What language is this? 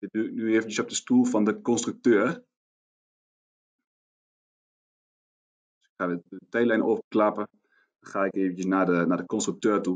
Dutch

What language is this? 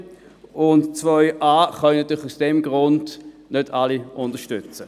Swiss German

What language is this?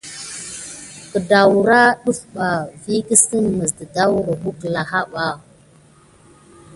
Gidar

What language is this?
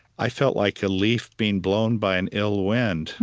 English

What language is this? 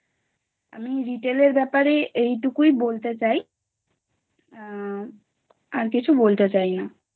Bangla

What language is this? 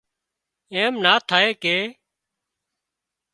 Wadiyara Koli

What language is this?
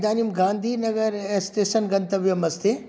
Sanskrit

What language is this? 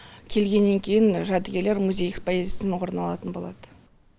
Kazakh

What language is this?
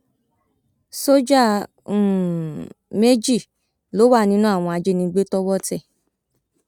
Yoruba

